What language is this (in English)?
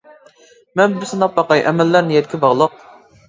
Uyghur